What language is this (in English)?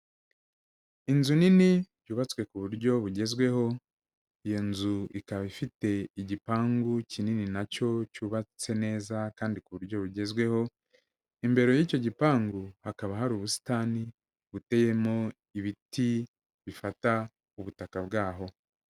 Kinyarwanda